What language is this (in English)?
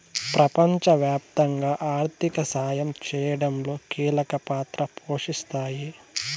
Telugu